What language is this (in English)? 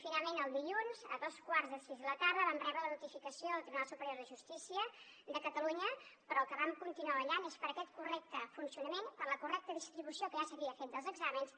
Catalan